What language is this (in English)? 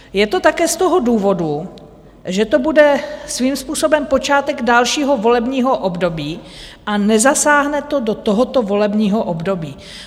Czech